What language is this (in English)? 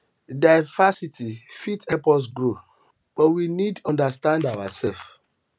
Nigerian Pidgin